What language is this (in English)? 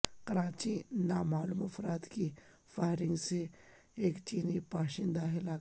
Urdu